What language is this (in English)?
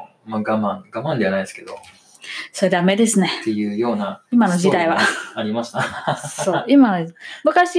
Japanese